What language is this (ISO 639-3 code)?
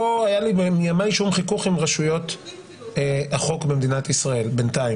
heb